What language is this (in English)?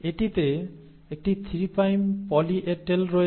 Bangla